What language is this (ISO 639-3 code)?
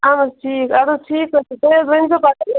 kas